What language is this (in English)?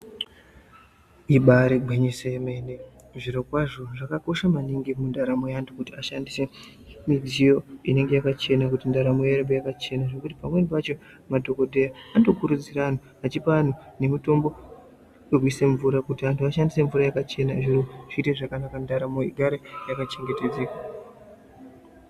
Ndau